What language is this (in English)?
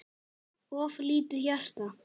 Icelandic